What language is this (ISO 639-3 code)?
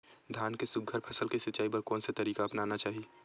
hne